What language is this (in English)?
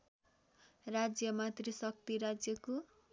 Nepali